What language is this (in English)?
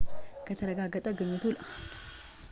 Amharic